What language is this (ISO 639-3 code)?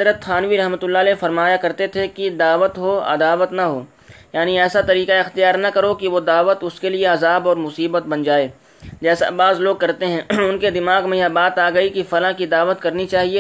urd